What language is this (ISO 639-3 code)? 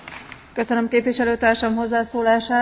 hun